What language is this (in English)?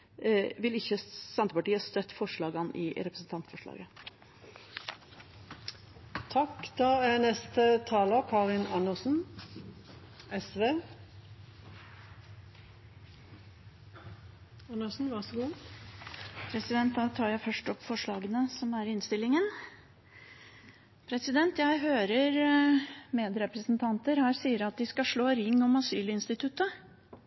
Norwegian Bokmål